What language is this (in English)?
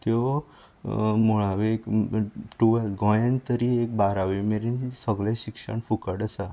Konkani